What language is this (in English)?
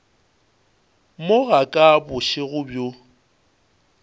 Northern Sotho